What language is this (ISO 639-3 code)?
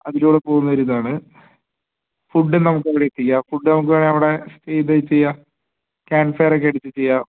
mal